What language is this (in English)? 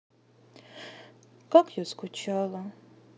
Russian